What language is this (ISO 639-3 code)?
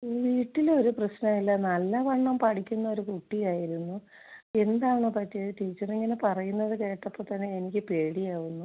mal